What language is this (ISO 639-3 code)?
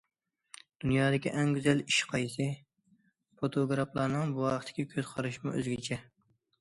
uig